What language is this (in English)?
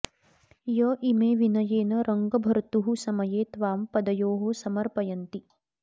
Sanskrit